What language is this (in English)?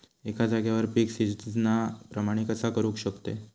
Marathi